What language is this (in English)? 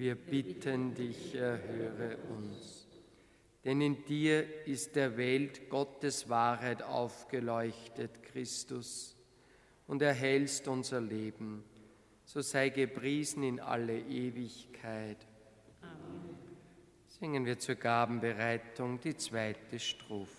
German